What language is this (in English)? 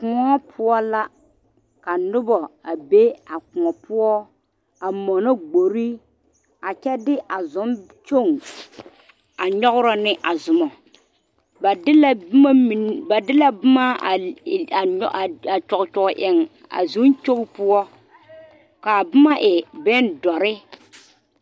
Southern Dagaare